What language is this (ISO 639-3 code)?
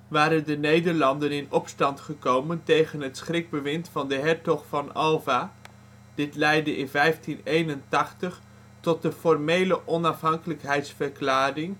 nld